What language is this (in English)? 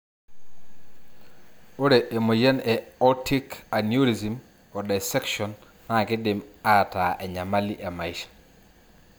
Masai